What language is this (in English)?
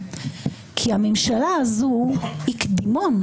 Hebrew